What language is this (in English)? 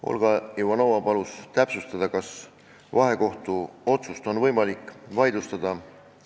Estonian